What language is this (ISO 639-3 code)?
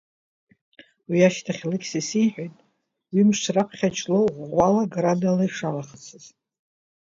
abk